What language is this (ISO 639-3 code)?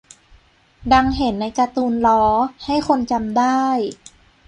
tha